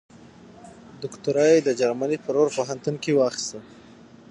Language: Pashto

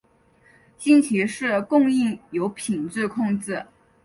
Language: Chinese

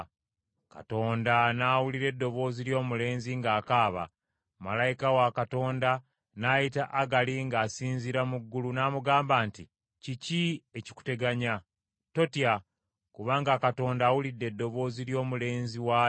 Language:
Ganda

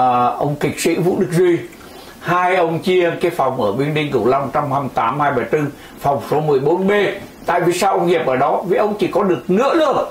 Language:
Vietnamese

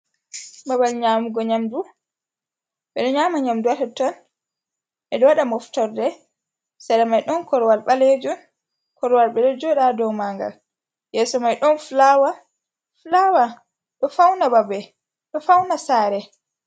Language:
Fula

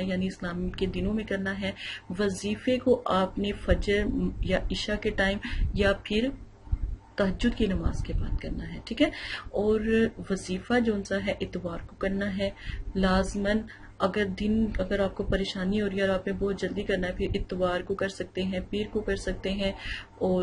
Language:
Hindi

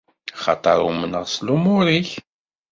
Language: Kabyle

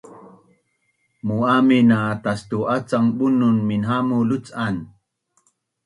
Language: Bunun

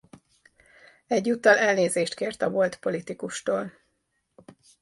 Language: Hungarian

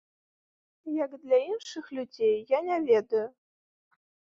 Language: Belarusian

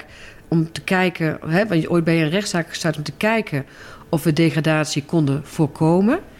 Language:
Dutch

